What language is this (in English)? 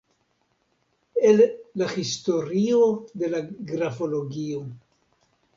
Esperanto